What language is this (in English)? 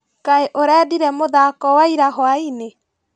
Kikuyu